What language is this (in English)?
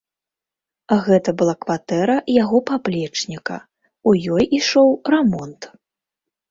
Belarusian